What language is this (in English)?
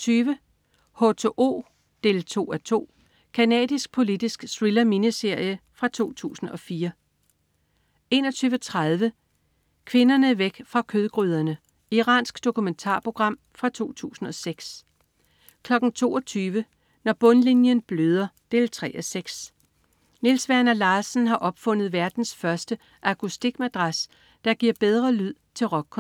Danish